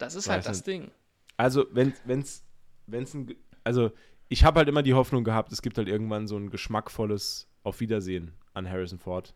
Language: German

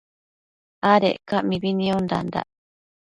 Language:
Matsés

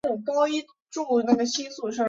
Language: Chinese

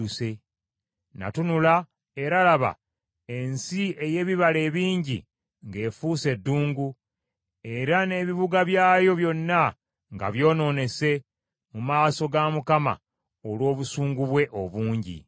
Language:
Ganda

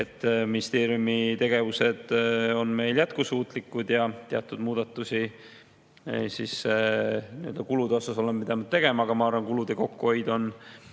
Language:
Estonian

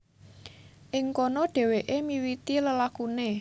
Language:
Javanese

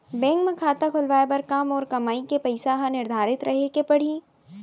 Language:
Chhattisgarhi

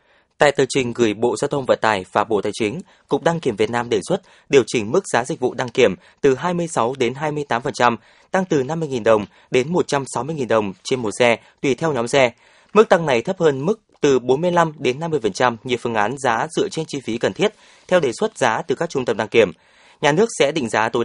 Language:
Vietnamese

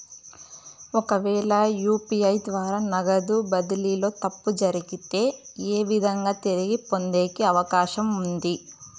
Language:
Telugu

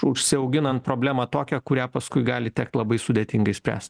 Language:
Lithuanian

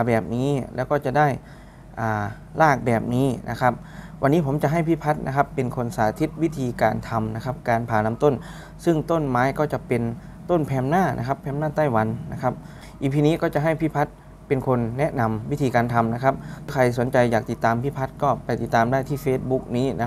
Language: Thai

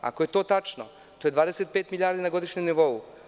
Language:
Serbian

